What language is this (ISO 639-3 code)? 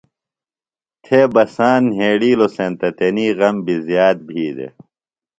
phl